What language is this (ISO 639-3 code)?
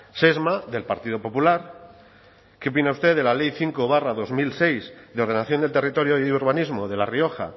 spa